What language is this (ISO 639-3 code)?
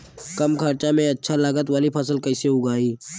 bho